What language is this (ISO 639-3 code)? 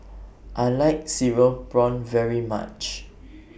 eng